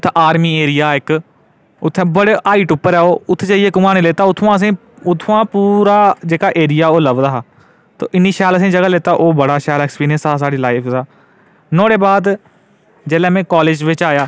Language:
Dogri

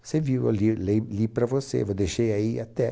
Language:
Portuguese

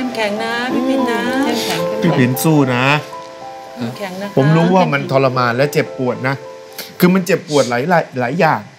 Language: Thai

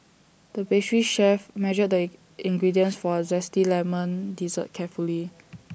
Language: English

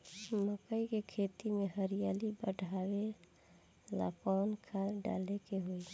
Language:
Bhojpuri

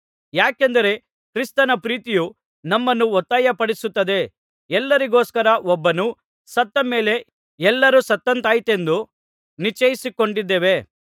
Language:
Kannada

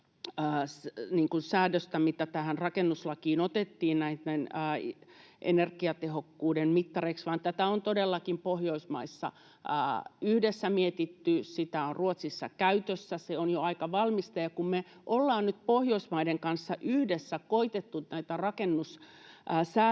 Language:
Finnish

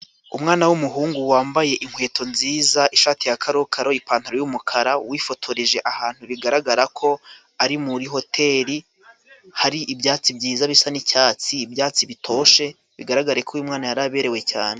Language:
Kinyarwanda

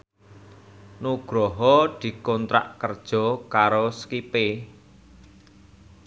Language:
Javanese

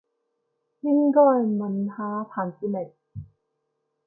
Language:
Cantonese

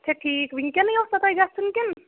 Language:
Kashmiri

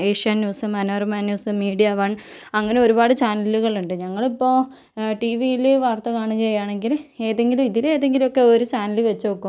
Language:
Malayalam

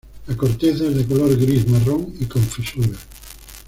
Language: Spanish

